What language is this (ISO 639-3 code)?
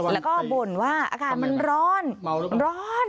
tha